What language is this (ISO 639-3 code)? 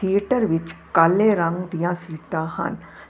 pan